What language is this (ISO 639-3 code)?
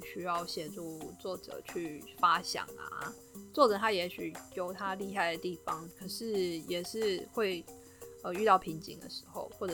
zho